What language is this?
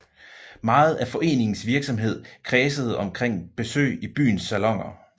Danish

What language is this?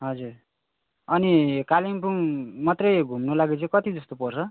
Nepali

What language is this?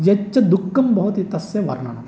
Sanskrit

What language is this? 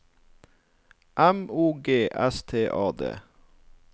Norwegian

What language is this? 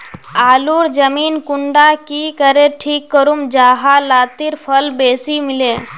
Magahi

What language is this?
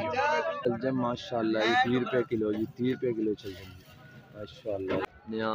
Hindi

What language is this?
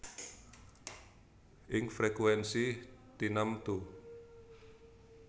Javanese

